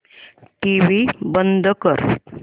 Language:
Marathi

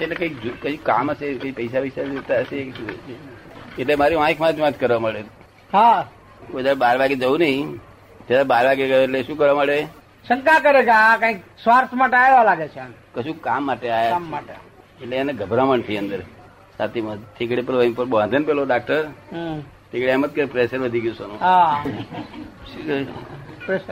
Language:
Gujarati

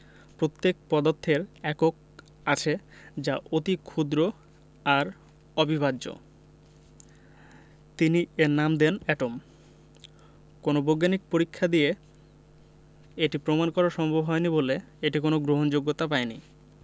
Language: Bangla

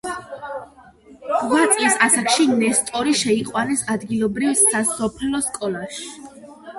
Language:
Georgian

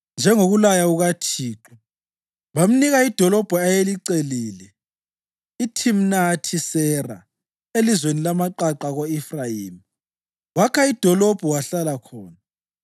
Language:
North Ndebele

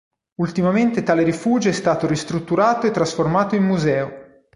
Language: Italian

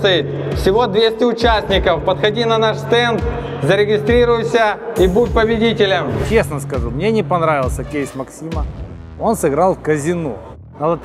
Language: Russian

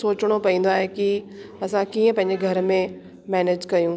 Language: Sindhi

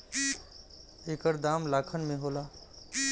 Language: Bhojpuri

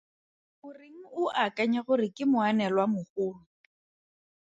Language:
Tswana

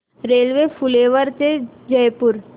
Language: Marathi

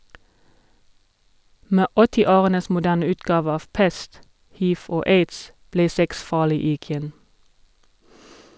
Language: Norwegian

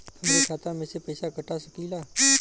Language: Bhojpuri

